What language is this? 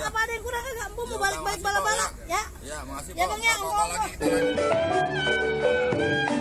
Indonesian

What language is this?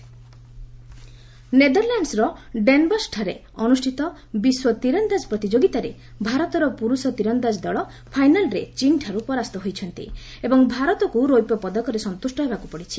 Odia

